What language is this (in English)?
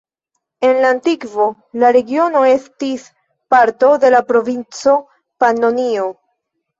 Esperanto